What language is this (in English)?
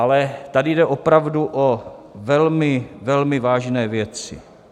Czech